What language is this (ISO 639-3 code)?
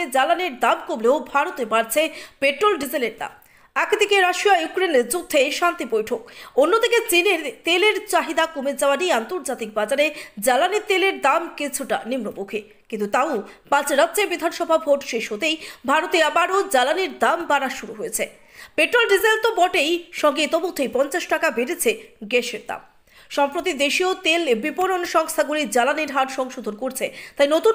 ron